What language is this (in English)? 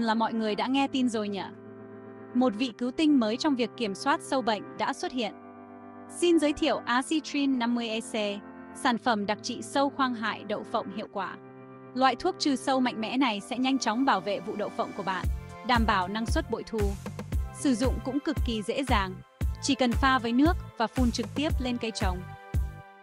Vietnamese